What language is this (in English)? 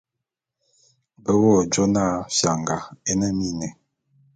Bulu